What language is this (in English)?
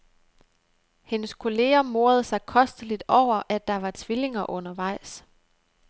Danish